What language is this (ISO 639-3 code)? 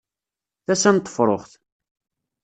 kab